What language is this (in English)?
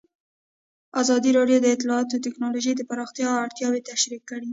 Pashto